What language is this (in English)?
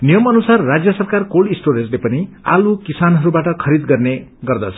Nepali